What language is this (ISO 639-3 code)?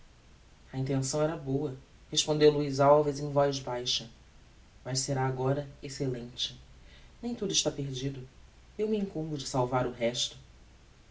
por